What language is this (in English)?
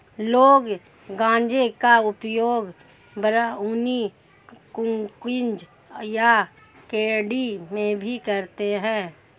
Hindi